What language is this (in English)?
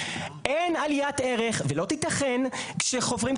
Hebrew